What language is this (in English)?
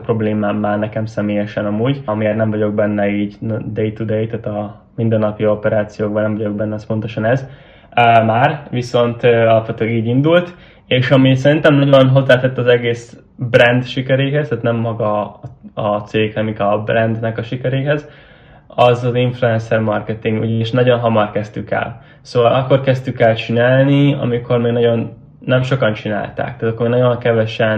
Hungarian